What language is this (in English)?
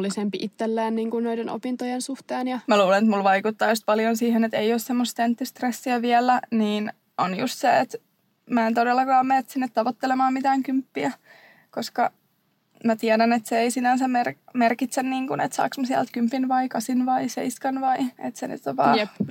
Finnish